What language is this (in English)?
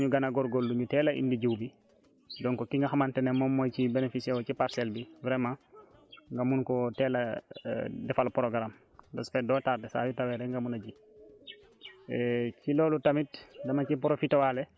Wolof